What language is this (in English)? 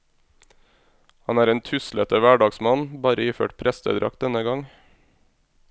Norwegian